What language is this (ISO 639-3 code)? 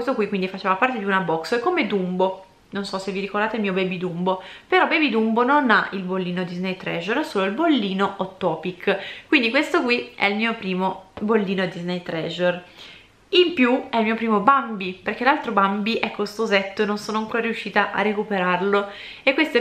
ita